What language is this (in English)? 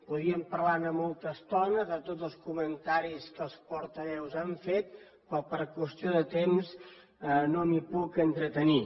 Catalan